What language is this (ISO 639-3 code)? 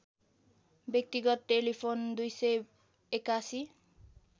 nep